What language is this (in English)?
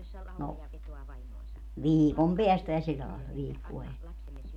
Finnish